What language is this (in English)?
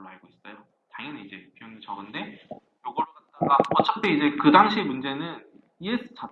Korean